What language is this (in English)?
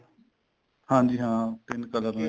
Punjabi